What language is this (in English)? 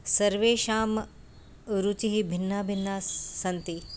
Sanskrit